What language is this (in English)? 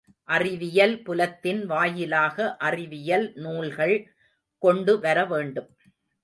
Tamil